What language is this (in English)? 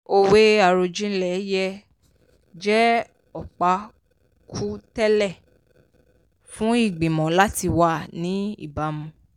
Yoruba